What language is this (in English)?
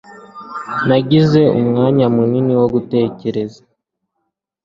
Kinyarwanda